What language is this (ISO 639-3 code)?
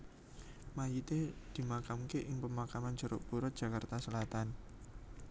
jav